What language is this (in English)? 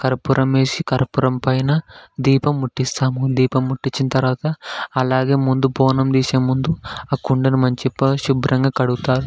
Telugu